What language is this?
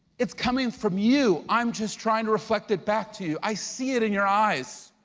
English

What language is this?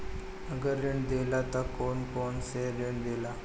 Bhojpuri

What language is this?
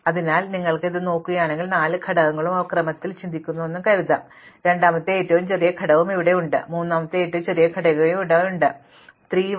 Malayalam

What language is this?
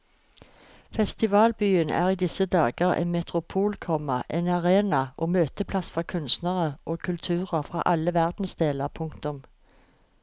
Norwegian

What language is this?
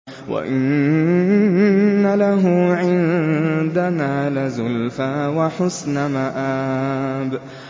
Arabic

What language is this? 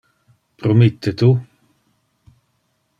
Interlingua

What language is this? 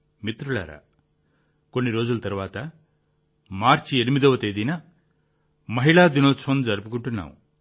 Telugu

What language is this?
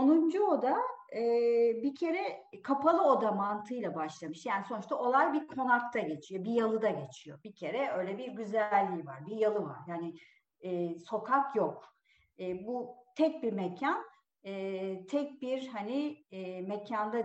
Turkish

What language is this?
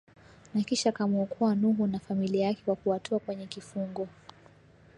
Swahili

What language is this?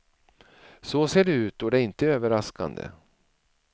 Swedish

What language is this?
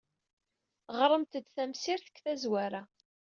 Kabyle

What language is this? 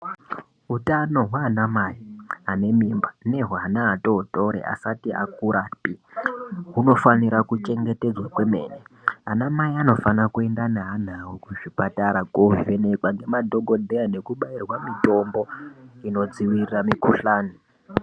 Ndau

